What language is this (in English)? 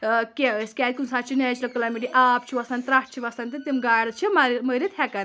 Kashmiri